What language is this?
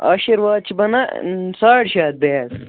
Kashmiri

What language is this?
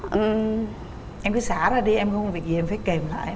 Vietnamese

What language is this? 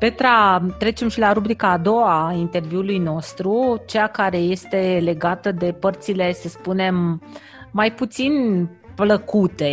Romanian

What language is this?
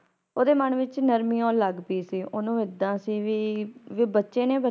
Punjabi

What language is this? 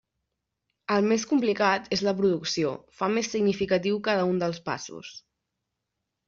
Catalan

